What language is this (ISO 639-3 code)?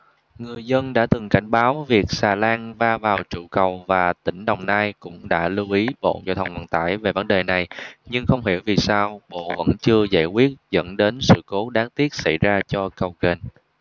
vie